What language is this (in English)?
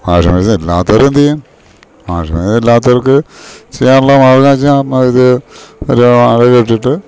Malayalam